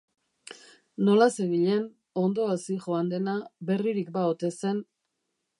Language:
Basque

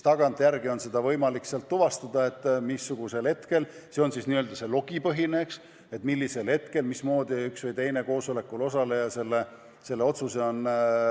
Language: Estonian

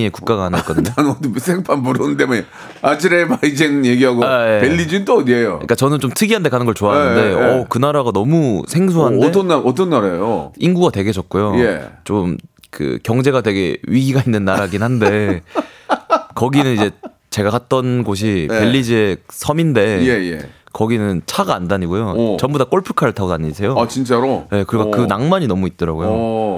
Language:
Korean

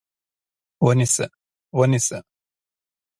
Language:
Pashto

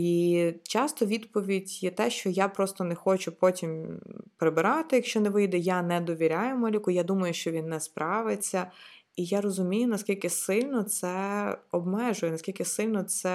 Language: Ukrainian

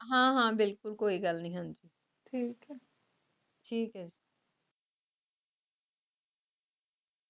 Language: Punjabi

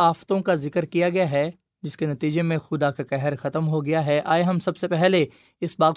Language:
Urdu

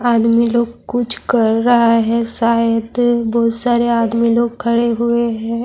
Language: Urdu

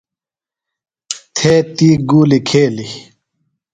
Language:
Phalura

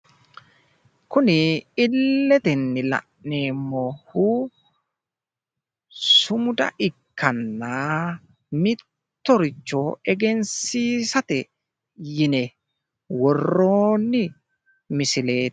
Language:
Sidamo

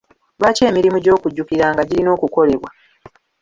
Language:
Ganda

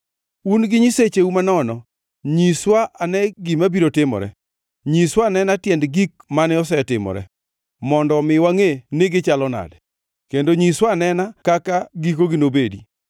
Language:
Luo (Kenya and Tanzania)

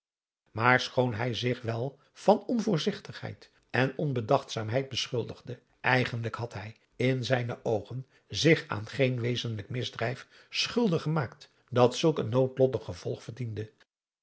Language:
Dutch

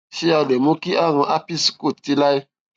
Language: Yoruba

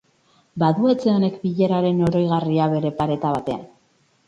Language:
Basque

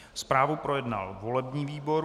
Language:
Czech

